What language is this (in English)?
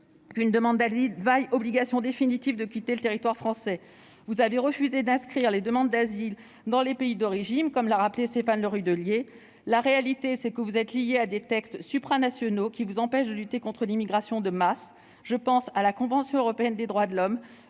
French